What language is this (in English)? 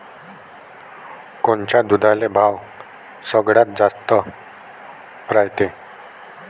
Marathi